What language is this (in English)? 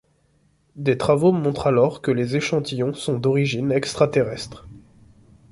French